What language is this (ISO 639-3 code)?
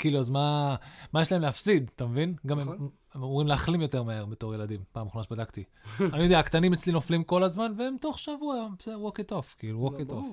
heb